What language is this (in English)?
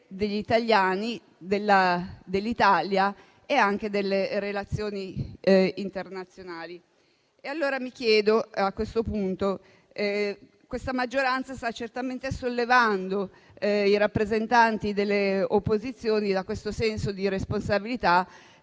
Italian